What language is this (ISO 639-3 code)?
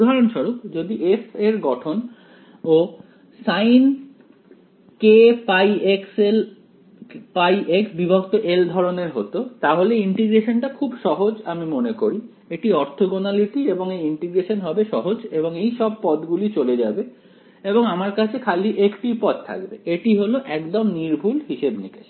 ben